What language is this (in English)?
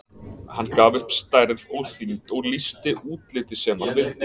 Icelandic